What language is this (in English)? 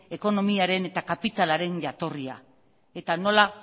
Basque